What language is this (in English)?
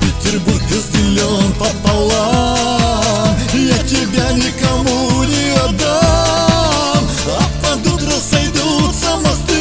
Russian